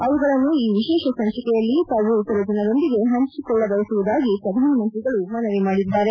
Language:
Kannada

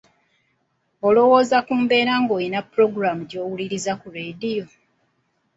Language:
Ganda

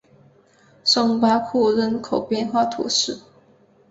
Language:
Chinese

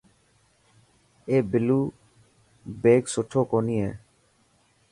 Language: Dhatki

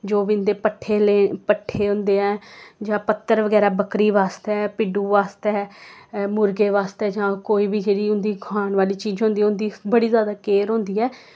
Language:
Dogri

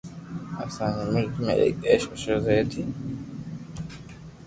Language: Loarki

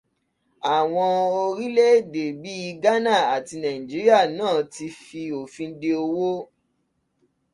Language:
Yoruba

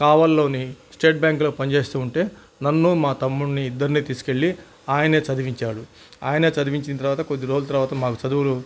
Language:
Telugu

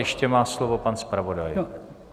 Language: Czech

